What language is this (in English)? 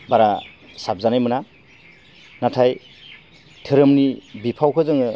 Bodo